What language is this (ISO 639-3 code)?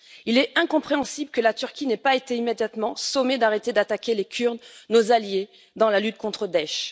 fra